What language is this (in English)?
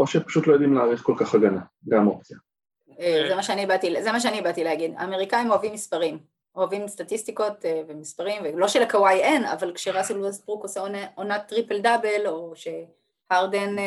Hebrew